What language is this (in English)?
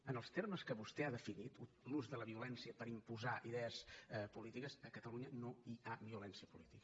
Catalan